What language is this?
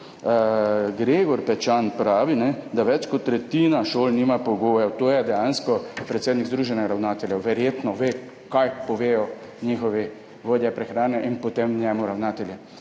Slovenian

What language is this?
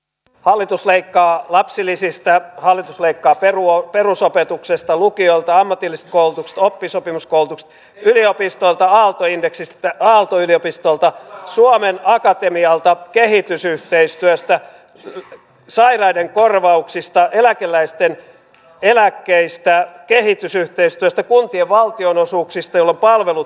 Finnish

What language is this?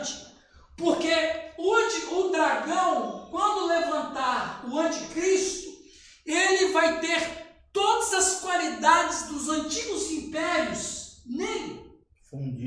Portuguese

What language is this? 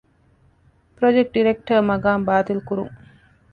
Divehi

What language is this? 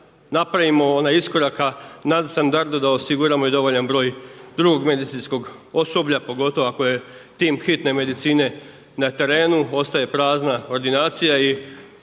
Croatian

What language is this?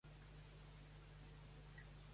Catalan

